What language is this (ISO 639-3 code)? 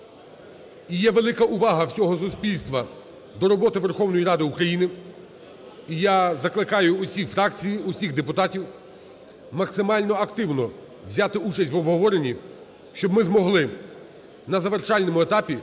ukr